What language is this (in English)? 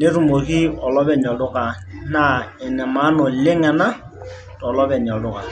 Masai